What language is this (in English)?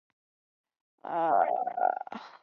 Chinese